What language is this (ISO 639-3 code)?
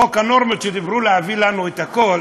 heb